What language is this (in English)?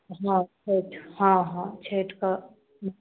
Maithili